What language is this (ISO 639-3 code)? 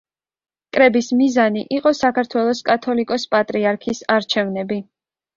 kat